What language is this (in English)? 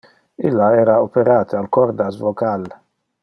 Interlingua